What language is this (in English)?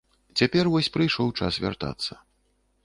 Belarusian